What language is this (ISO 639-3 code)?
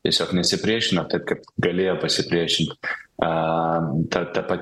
lit